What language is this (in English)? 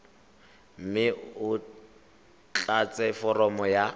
Tswana